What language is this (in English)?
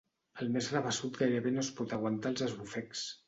Catalan